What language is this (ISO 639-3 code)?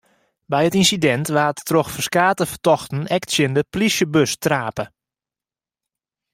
fry